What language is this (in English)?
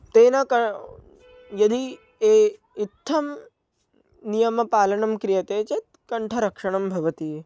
Sanskrit